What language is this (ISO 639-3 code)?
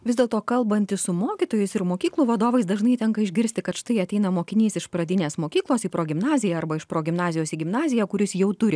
lit